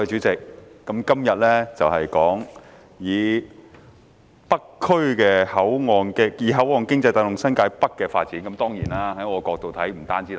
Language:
Cantonese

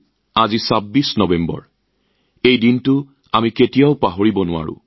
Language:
Assamese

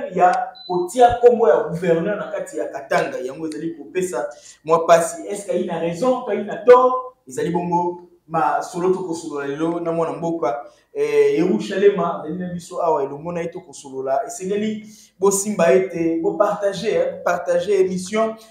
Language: French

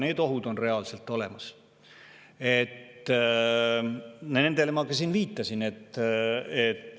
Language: Estonian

